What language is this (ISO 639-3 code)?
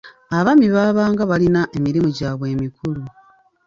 lug